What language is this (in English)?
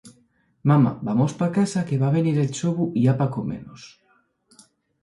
Asturian